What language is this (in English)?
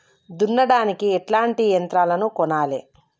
Telugu